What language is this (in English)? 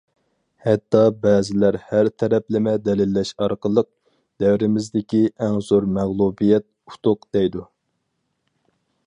Uyghur